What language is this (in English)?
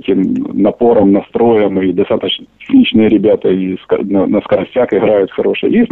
Russian